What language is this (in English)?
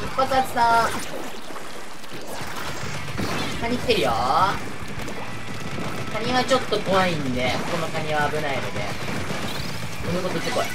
Japanese